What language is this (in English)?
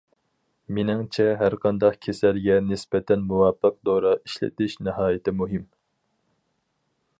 Uyghur